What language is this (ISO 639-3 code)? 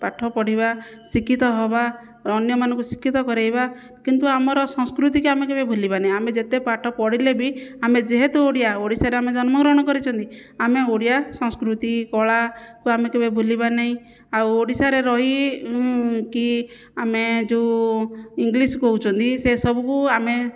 ori